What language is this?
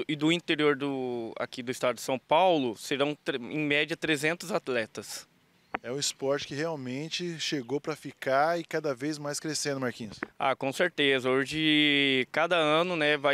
Portuguese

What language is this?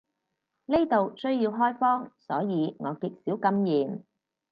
Cantonese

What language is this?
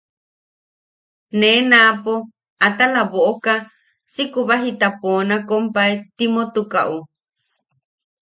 Yaqui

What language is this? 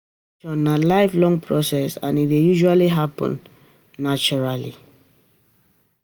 Nigerian Pidgin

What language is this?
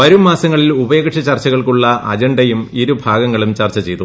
Malayalam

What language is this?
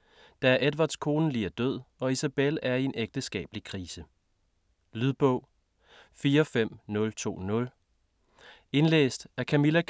Danish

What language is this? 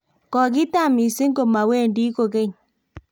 Kalenjin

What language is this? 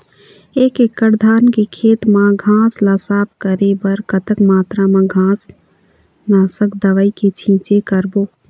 Chhattisgarhi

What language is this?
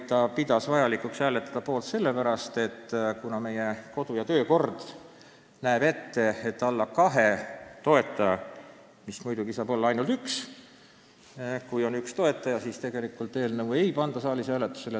Estonian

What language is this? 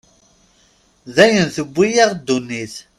Kabyle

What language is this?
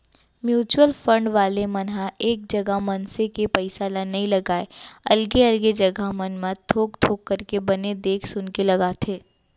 Chhattisgarhi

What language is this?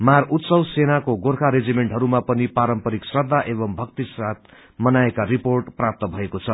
Nepali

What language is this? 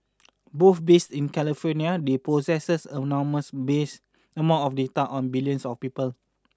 English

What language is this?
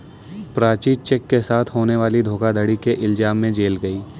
Hindi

